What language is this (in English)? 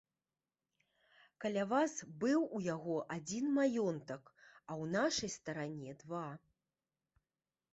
Belarusian